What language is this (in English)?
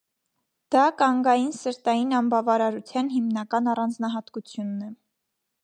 Armenian